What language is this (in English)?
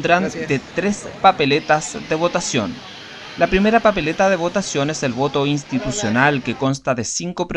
Spanish